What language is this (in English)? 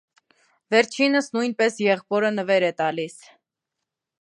Armenian